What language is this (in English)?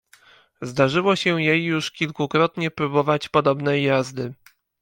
Polish